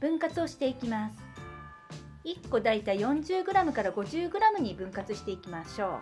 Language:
Japanese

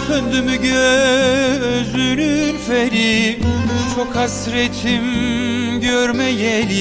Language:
Turkish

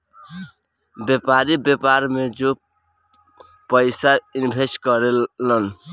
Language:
Bhojpuri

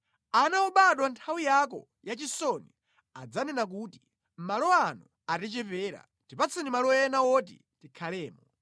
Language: Nyanja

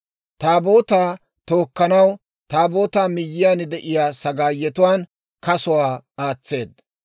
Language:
Dawro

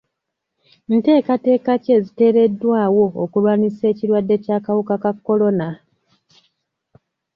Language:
Ganda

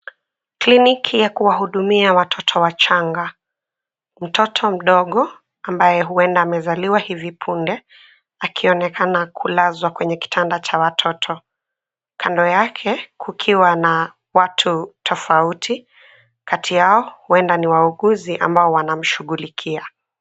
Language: Swahili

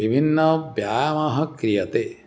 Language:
Sanskrit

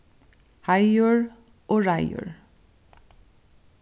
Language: Faroese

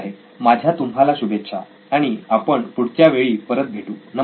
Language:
Marathi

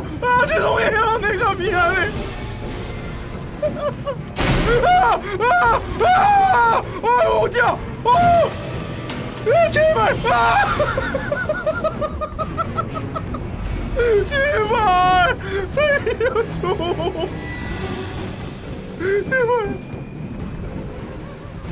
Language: Korean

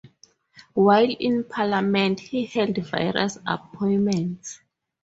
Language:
English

